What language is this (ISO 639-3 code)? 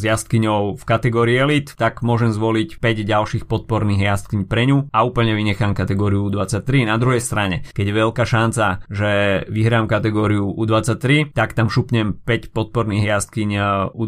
slk